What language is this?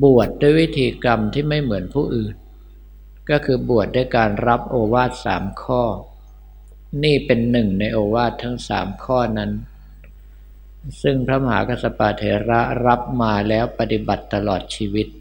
Thai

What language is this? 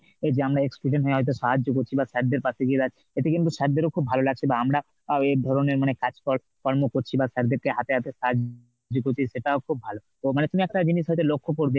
Bangla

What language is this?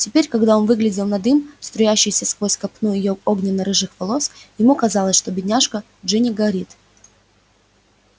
Russian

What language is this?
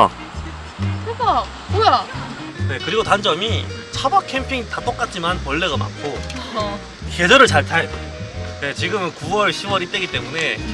Korean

